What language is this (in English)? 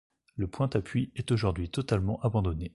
French